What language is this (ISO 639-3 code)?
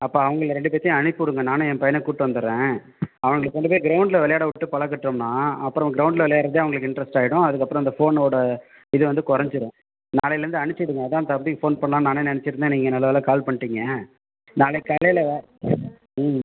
tam